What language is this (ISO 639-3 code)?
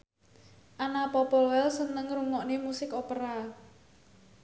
jav